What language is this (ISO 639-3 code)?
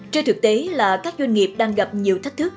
vie